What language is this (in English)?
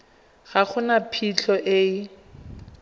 Tswana